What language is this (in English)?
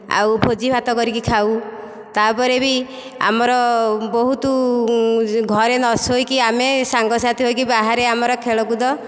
Odia